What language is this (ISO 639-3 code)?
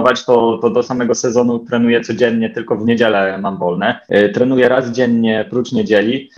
pol